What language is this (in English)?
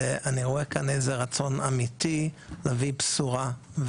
Hebrew